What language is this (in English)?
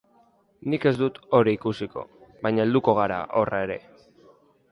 Basque